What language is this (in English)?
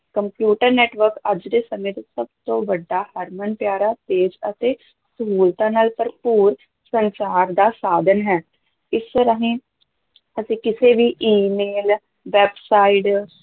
Punjabi